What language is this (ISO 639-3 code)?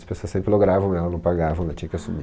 por